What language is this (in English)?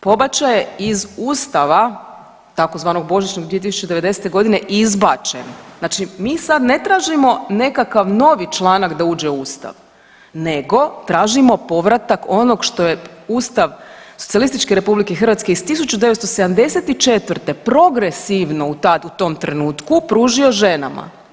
Croatian